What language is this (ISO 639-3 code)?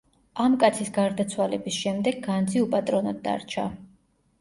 kat